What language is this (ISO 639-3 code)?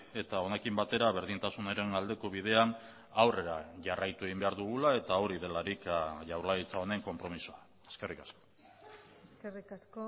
eus